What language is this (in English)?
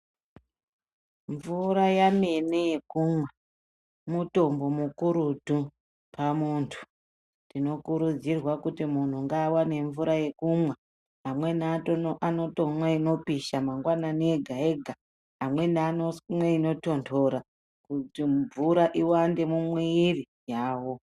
Ndau